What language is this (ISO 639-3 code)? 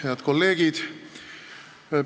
est